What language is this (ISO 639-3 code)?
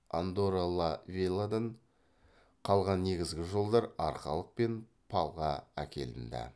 kaz